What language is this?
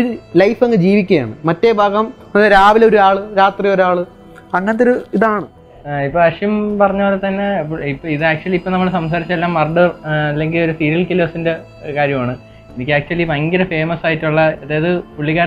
Malayalam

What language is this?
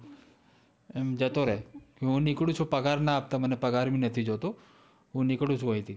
Gujarati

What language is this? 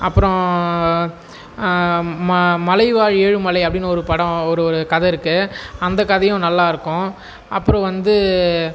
Tamil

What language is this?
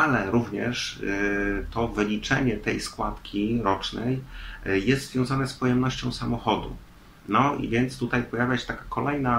Polish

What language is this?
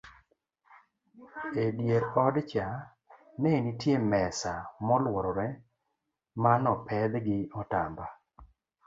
Luo (Kenya and Tanzania)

